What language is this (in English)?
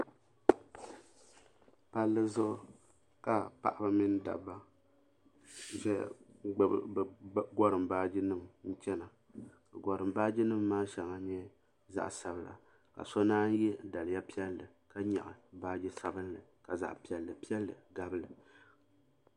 Dagbani